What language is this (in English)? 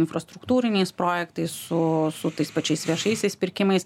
Lithuanian